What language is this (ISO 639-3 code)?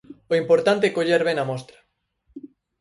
glg